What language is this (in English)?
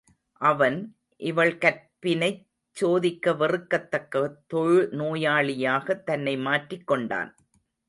Tamil